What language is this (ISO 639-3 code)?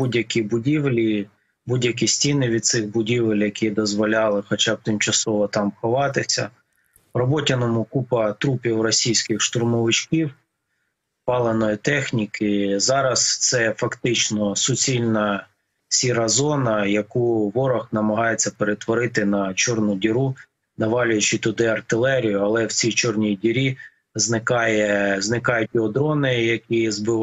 ukr